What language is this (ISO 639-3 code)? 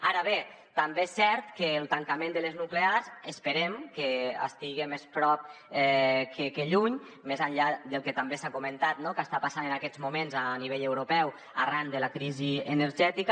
cat